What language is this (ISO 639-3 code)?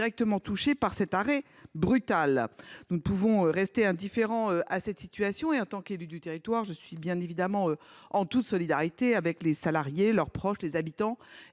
fra